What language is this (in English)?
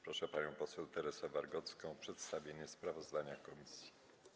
Polish